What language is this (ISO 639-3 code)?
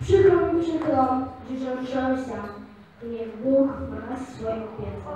pol